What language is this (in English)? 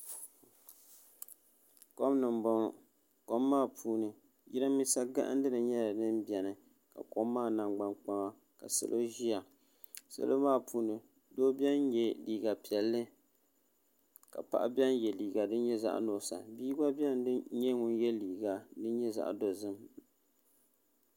Dagbani